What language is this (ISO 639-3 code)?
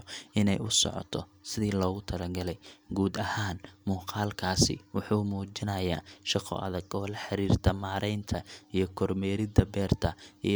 som